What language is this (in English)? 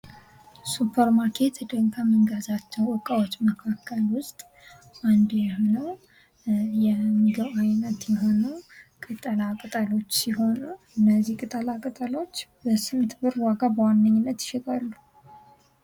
Amharic